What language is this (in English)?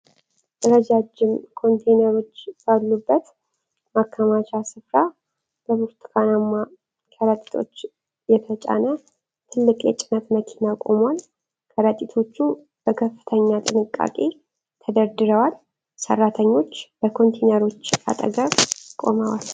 Amharic